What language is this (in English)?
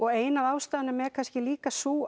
Icelandic